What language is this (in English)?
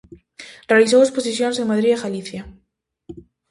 Galician